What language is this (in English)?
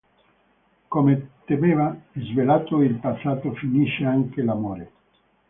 Italian